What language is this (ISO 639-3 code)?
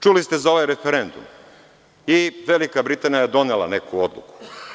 srp